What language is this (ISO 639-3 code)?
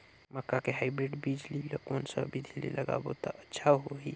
hne